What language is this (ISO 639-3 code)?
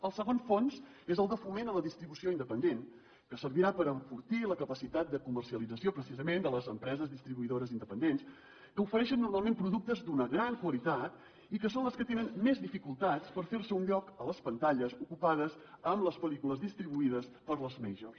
cat